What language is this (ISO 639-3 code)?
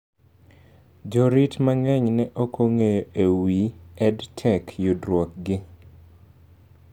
luo